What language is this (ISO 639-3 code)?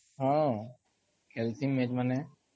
ori